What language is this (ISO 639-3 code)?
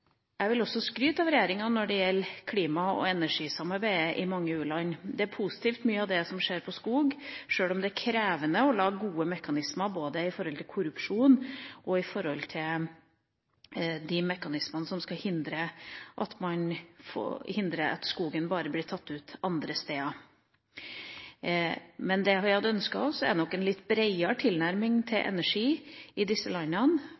nob